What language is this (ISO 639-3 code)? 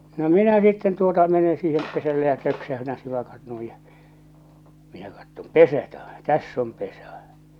fin